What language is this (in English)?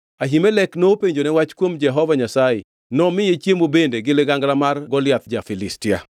Luo (Kenya and Tanzania)